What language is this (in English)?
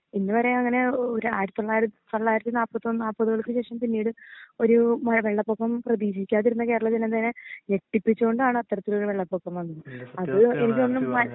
Malayalam